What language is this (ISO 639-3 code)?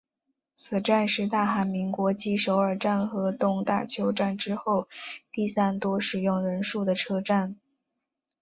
zho